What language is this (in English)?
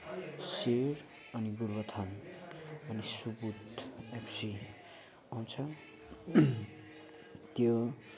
Nepali